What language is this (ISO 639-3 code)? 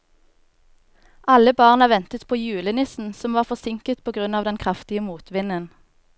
nor